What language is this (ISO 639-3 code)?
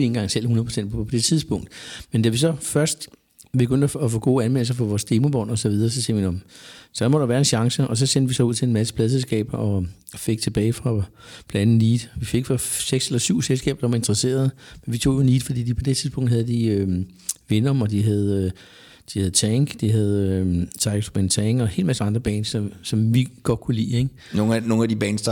dan